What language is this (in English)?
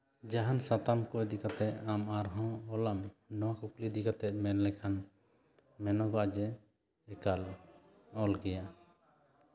Santali